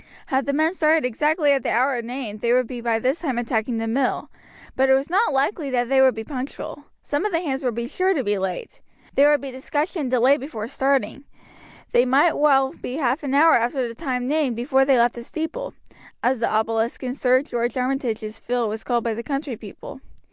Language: English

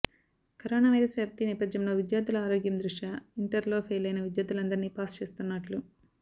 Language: Telugu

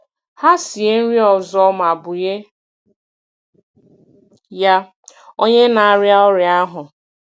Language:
Igbo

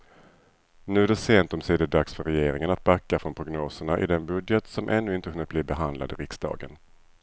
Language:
Swedish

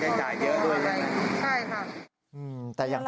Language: Thai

